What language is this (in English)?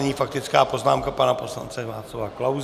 Czech